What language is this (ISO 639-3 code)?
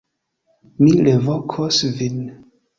epo